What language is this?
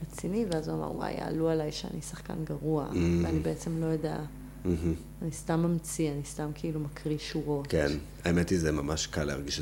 Hebrew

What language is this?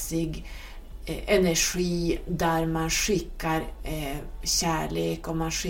Swedish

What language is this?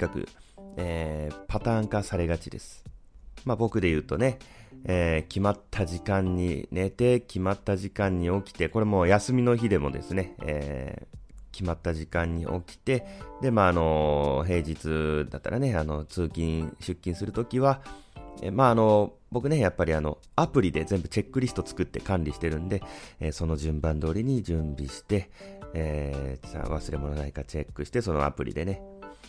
Japanese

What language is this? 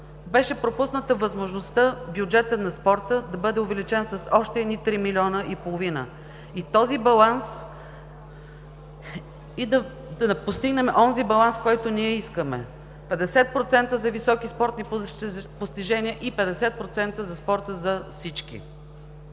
Bulgarian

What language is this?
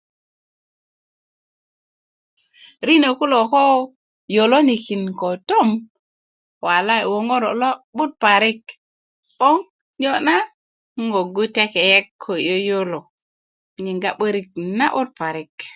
Kuku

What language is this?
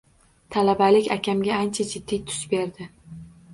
Uzbek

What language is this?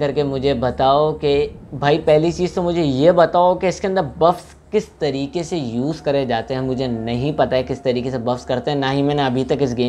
Hindi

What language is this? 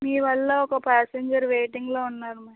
Telugu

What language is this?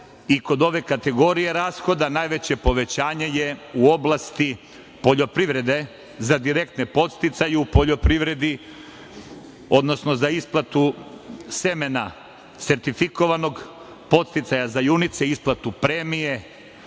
Serbian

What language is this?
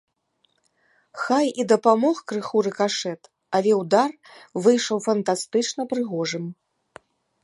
Belarusian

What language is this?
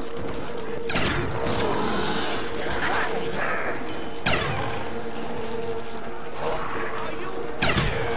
Dutch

